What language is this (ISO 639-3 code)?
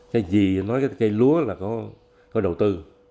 vie